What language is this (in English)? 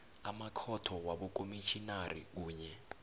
South Ndebele